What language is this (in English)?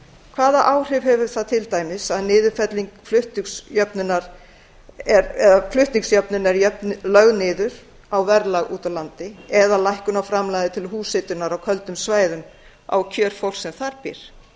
Icelandic